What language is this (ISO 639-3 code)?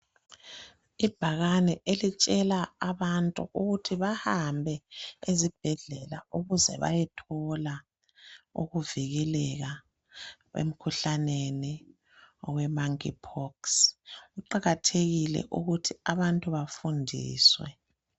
nde